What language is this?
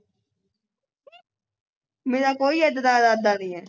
Punjabi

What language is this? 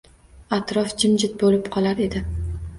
Uzbek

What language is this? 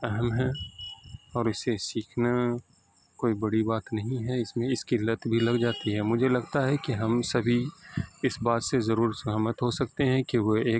Urdu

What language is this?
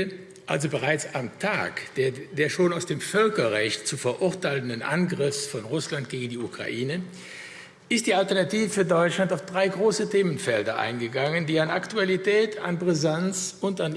German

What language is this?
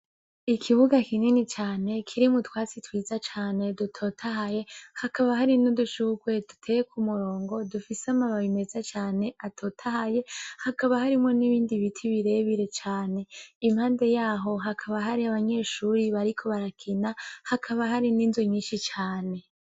Rundi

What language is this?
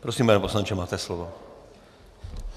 Czech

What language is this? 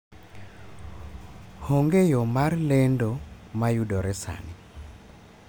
Luo (Kenya and Tanzania)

